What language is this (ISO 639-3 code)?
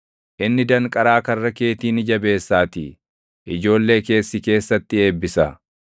orm